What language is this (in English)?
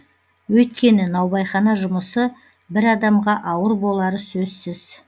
Kazakh